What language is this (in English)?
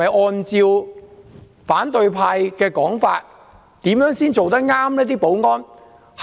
Cantonese